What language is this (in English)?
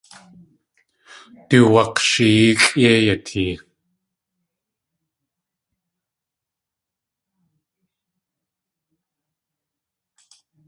Tlingit